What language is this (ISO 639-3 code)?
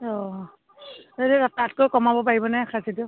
asm